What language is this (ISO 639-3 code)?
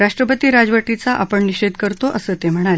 mar